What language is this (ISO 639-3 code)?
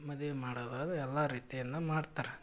kan